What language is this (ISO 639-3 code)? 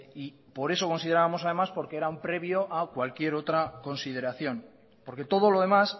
spa